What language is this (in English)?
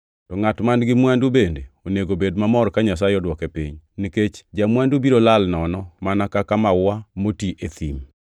Luo (Kenya and Tanzania)